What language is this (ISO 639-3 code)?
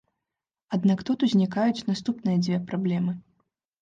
bel